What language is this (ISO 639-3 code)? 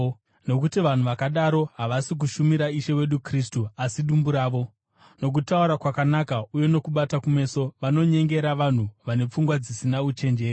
sna